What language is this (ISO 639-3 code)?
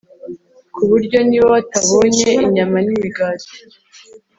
kin